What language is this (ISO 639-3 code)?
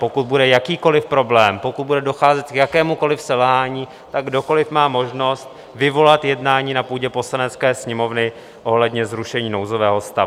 ces